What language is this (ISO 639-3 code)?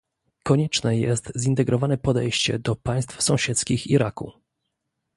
pol